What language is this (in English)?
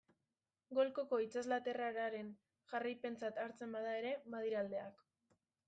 Basque